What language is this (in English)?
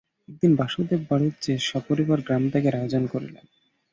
Bangla